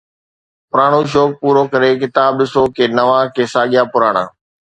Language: Sindhi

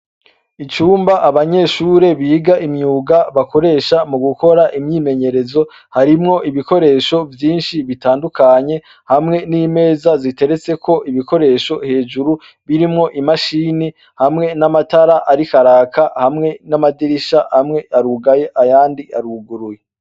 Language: Rundi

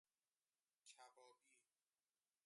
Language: Persian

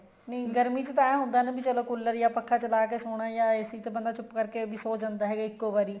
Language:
Punjabi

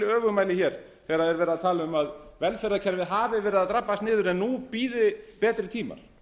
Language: Icelandic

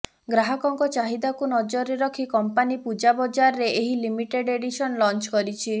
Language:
Odia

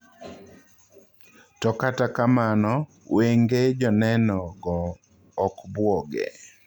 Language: Luo (Kenya and Tanzania)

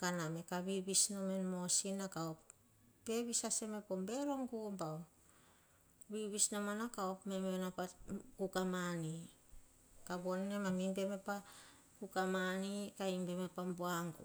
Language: Hahon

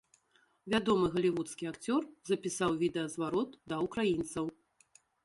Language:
Belarusian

